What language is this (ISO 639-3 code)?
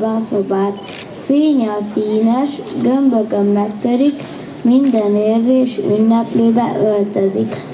hun